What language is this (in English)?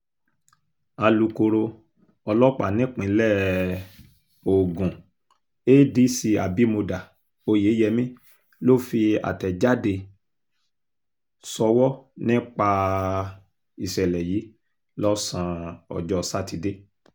Yoruba